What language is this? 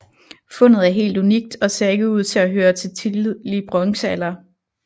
Danish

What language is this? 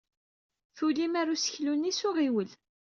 Kabyle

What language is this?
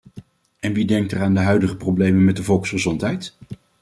Dutch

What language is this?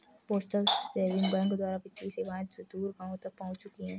Hindi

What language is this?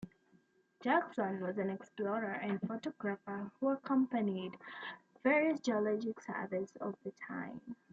English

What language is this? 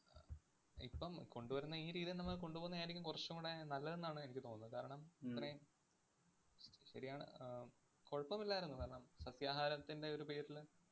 Malayalam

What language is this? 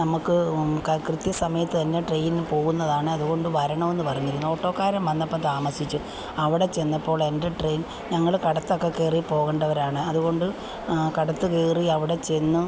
Malayalam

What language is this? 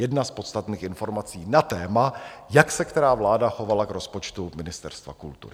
Czech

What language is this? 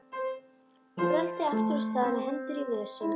Icelandic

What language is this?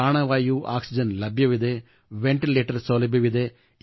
Kannada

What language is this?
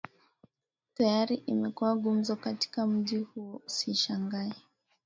Swahili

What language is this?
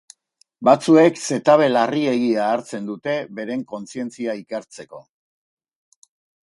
Basque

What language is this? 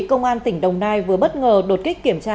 Vietnamese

